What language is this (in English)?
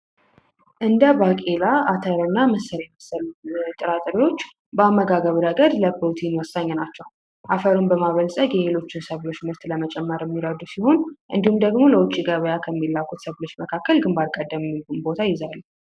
Amharic